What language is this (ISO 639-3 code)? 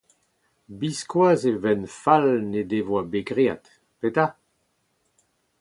bre